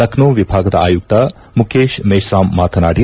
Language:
Kannada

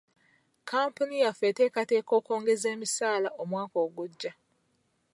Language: Ganda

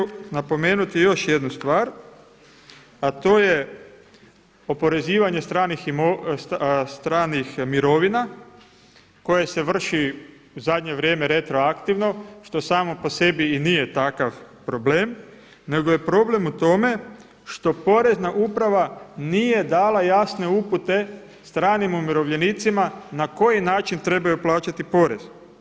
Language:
Croatian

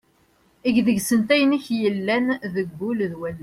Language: Kabyle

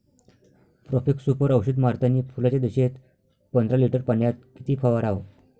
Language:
Marathi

